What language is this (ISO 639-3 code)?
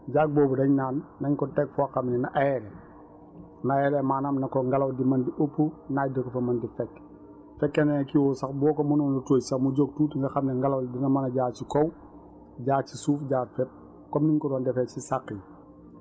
wol